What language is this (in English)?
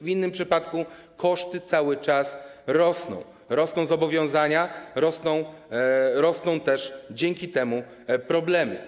Polish